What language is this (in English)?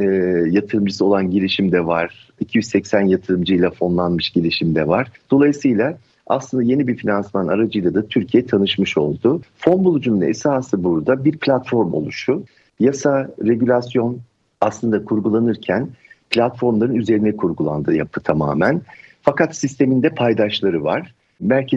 Turkish